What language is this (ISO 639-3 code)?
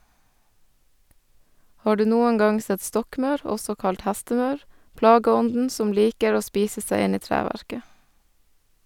nor